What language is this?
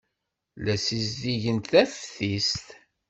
Kabyle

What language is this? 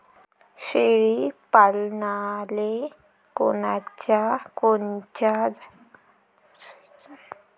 Marathi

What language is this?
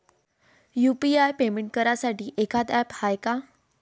Marathi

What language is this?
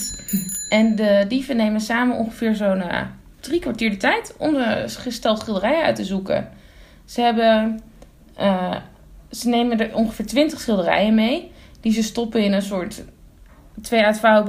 Dutch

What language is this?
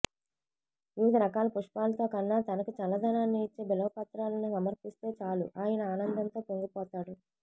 Telugu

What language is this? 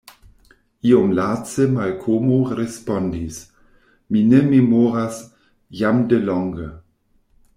Esperanto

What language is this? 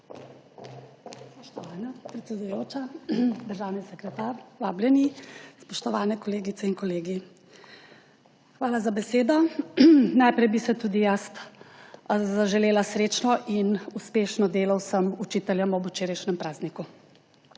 Slovenian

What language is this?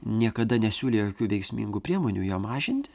Lithuanian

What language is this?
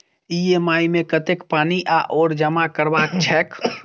Maithili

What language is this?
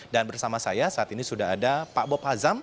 Indonesian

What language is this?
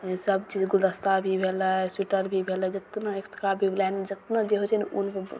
Maithili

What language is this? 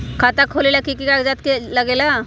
Magahi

